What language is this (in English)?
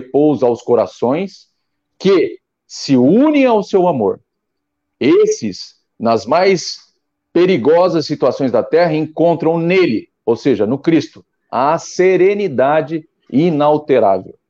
Portuguese